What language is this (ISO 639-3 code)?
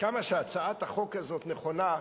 heb